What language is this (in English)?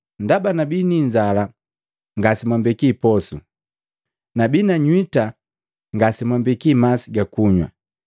Matengo